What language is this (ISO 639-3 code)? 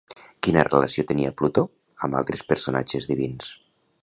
cat